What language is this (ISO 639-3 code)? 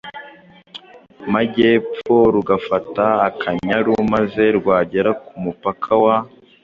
kin